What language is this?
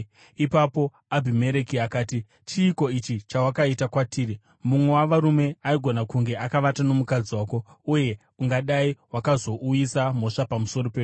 Shona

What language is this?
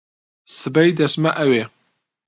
Central Kurdish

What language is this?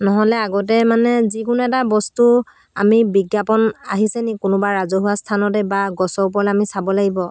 Assamese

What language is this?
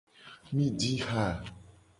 Gen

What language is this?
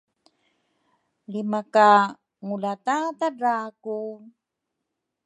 Rukai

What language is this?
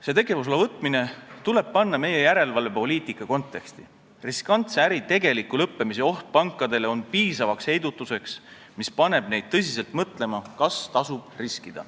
Estonian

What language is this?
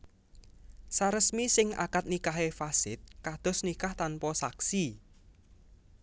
Javanese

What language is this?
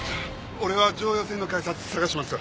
Japanese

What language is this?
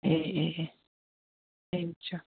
Manipuri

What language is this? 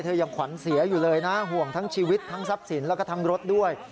Thai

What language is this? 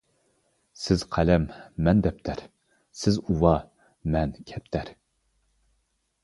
Uyghur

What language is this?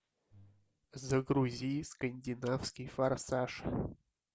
Russian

